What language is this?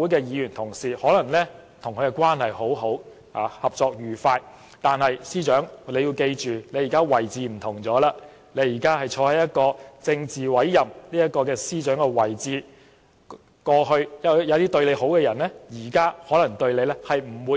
Cantonese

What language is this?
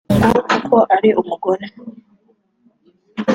Kinyarwanda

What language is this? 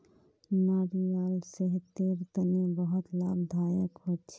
Magahi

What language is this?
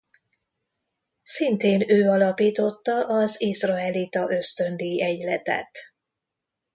Hungarian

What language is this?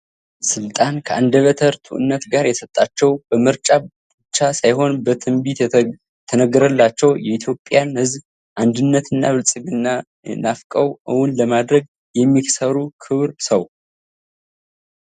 Amharic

